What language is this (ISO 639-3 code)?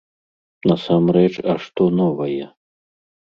bel